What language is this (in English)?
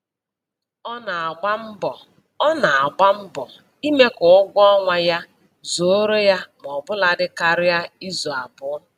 Igbo